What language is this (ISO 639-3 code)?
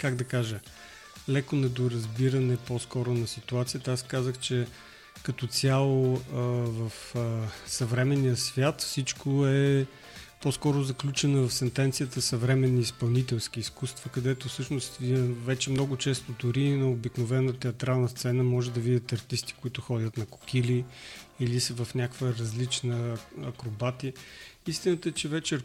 bul